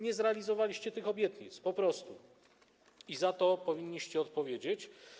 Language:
Polish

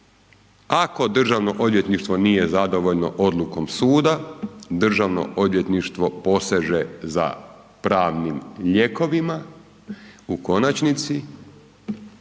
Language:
Croatian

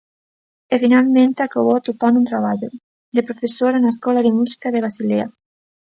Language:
Galician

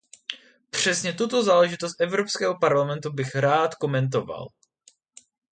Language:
Czech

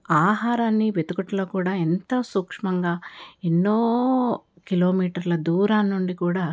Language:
Telugu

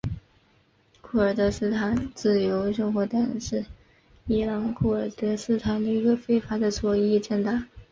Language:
Chinese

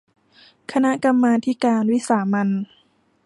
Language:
Thai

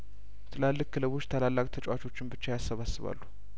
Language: Amharic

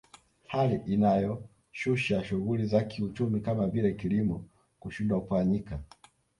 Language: Swahili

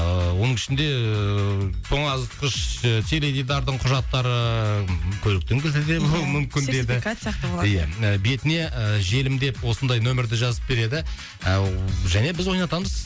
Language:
Kazakh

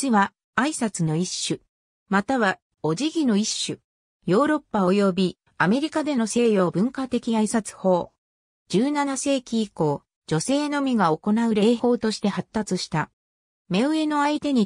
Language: Japanese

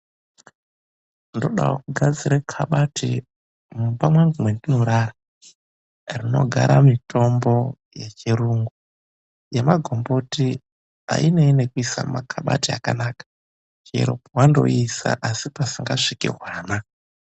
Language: Ndau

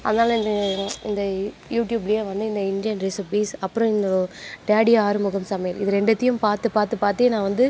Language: Tamil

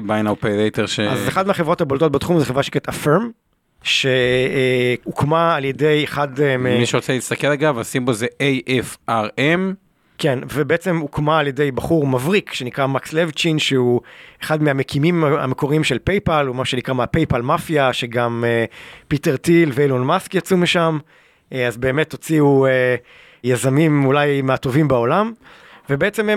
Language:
Hebrew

